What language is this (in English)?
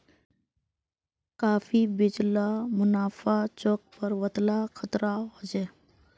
Magahi